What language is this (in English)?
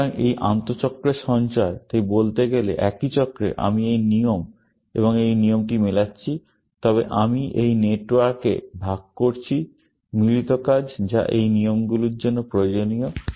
Bangla